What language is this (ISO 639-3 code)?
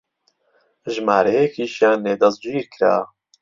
ckb